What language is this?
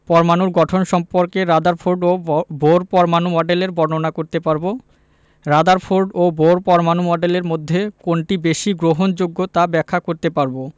Bangla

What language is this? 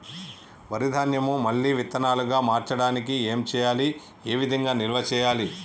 Telugu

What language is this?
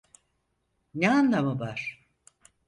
Turkish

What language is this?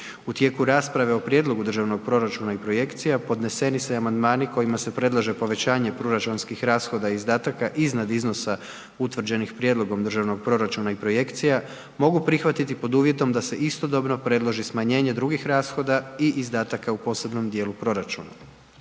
Croatian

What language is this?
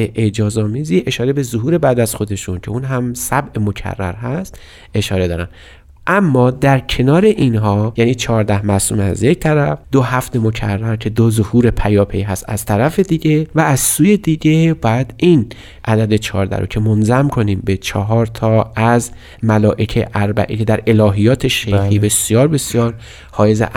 Persian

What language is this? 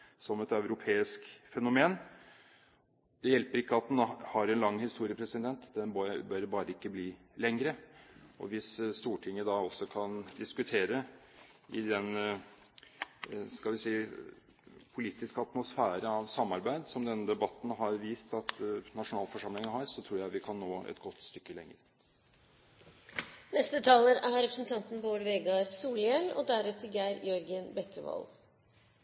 Norwegian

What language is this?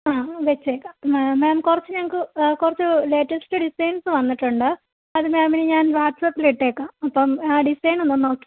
Malayalam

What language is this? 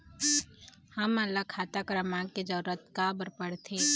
Chhattisgarhi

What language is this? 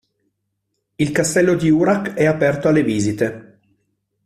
Italian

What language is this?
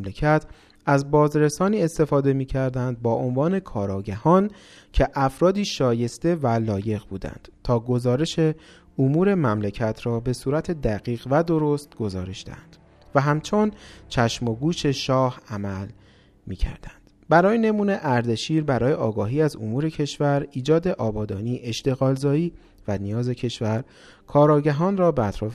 Persian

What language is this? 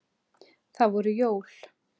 Icelandic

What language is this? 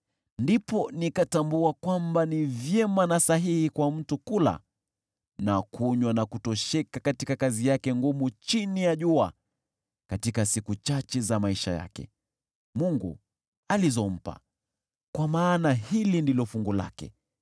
Swahili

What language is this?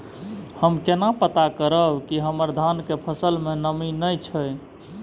Maithili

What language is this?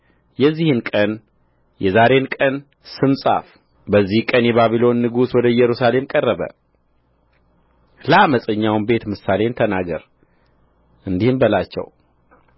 Amharic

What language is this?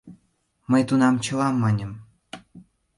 Mari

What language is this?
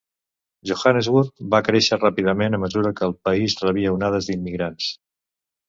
Catalan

